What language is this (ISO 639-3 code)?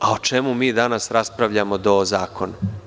srp